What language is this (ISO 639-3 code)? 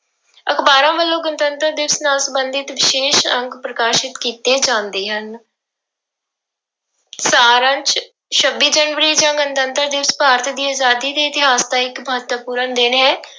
pan